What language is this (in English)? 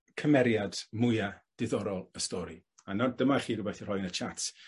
Welsh